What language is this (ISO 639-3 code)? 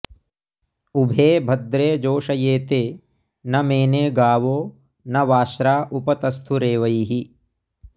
san